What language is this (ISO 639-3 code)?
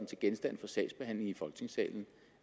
dan